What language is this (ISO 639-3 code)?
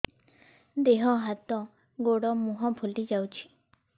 ori